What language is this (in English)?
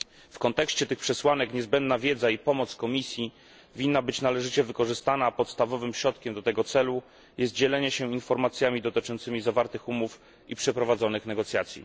Polish